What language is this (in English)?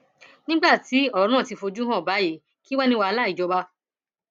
Yoruba